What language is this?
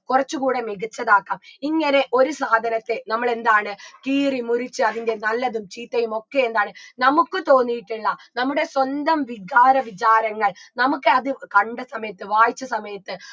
Malayalam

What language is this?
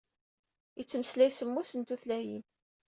Kabyle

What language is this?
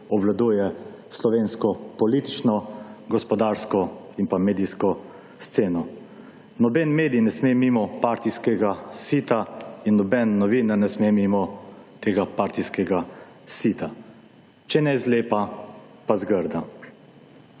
Slovenian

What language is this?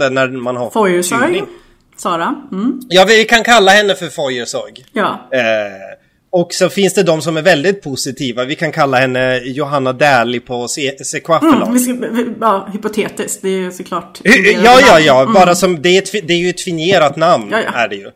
Swedish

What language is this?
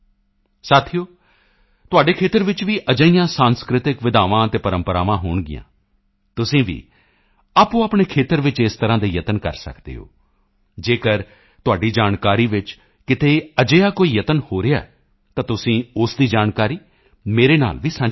Punjabi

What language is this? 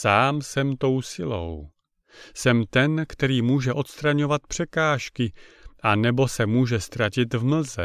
Czech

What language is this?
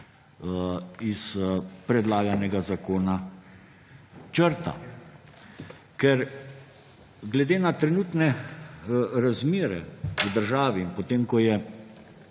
Slovenian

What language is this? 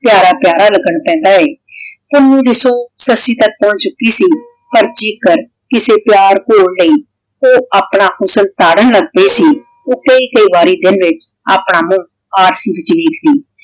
Punjabi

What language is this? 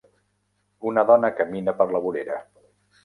Catalan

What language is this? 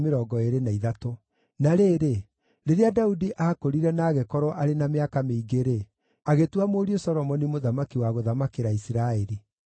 Kikuyu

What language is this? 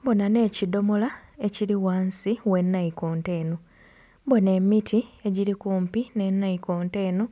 Soga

